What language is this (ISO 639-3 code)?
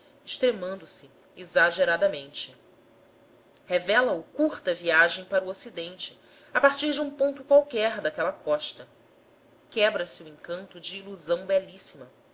por